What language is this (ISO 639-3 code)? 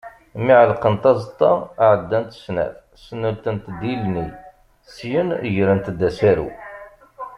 kab